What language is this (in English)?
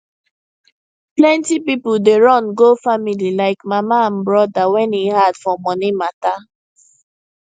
Nigerian Pidgin